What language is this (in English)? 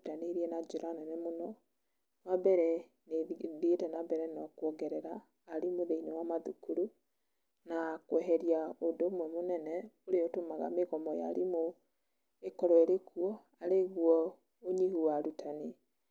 Kikuyu